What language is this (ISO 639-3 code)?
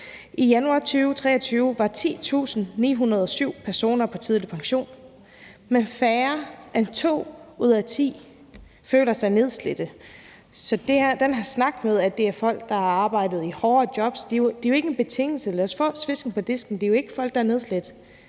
dan